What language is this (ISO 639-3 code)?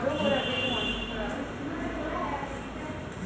bho